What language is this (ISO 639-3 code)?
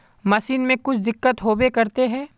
mag